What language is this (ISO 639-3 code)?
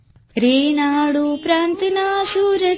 guj